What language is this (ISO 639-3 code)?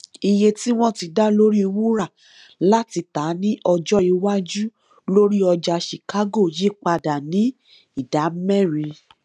yor